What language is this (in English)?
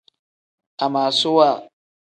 Tem